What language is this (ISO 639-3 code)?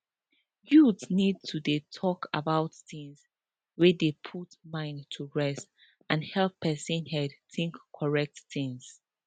pcm